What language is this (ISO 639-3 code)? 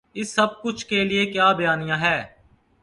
urd